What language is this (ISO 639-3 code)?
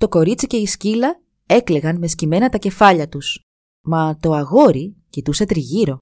ell